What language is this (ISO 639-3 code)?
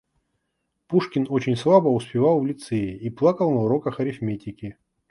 rus